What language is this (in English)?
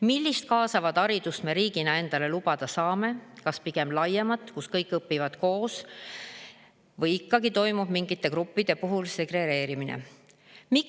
Estonian